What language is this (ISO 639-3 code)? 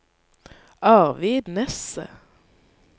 nor